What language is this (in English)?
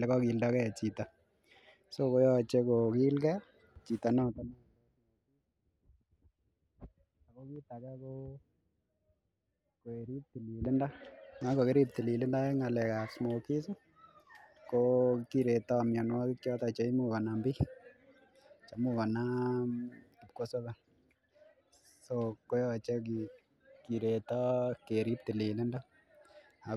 Kalenjin